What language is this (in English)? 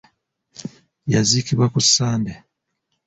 Ganda